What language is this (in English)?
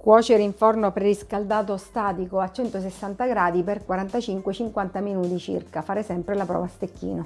Italian